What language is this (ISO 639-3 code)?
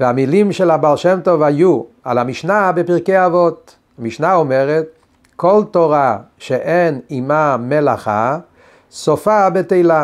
heb